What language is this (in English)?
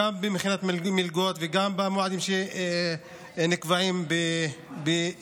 Hebrew